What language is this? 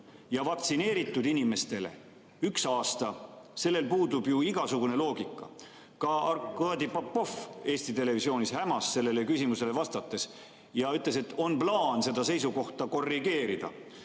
Estonian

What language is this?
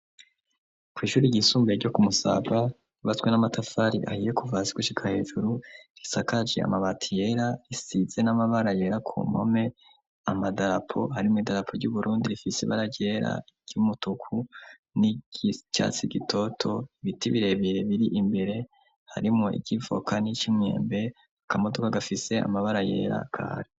Rundi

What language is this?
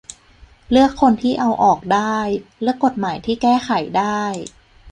Thai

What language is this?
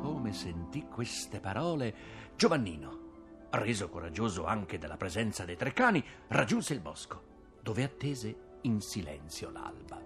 Italian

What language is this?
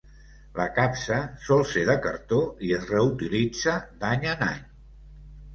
Catalan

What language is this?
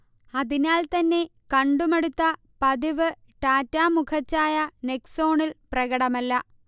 Malayalam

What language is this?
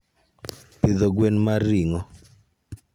Luo (Kenya and Tanzania)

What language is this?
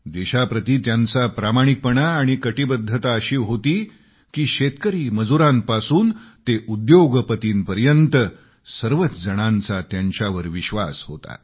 Marathi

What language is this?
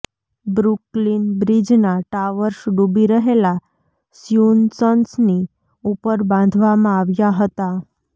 Gujarati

